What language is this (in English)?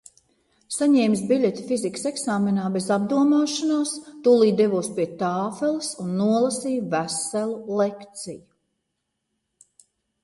Latvian